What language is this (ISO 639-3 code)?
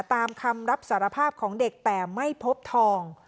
tha